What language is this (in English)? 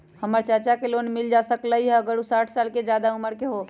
Magahi